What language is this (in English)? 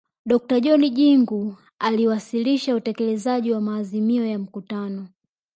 Swahili